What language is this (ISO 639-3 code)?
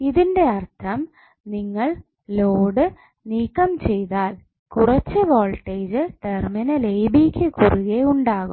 mal